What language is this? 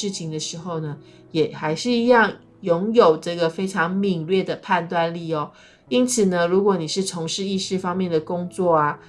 Chinese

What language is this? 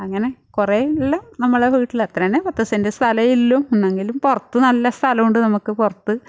Malayalam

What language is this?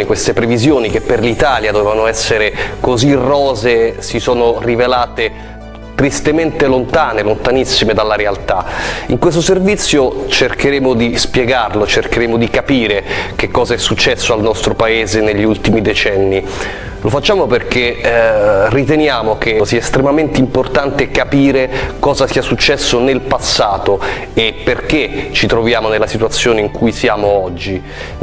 Italian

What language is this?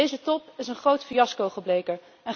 Dutch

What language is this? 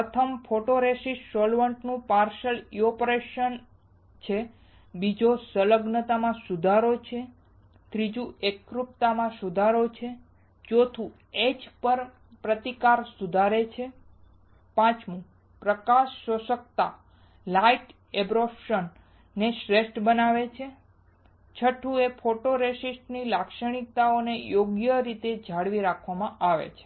Gujarati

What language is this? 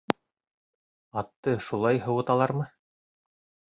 Bashkir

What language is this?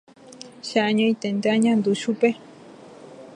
Guarani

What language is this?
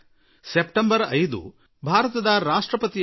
Kannada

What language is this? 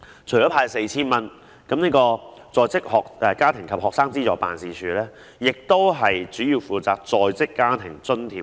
Cantonese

